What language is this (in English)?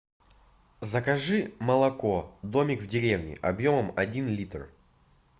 Russian